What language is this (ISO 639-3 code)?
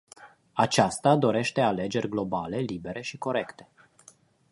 ron